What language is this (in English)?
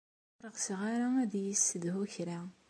Kabyle